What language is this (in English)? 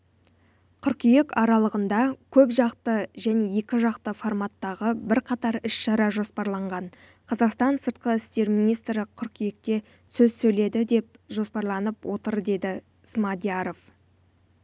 Kazakh